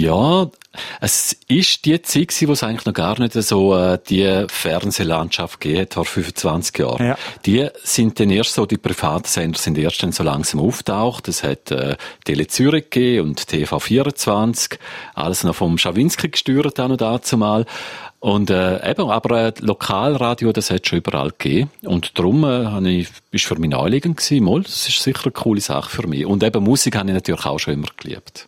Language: German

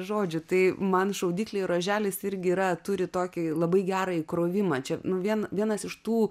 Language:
Lithuanian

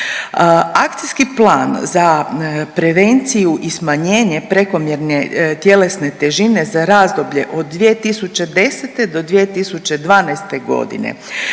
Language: Croatian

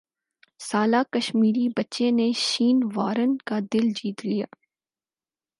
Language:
Urdu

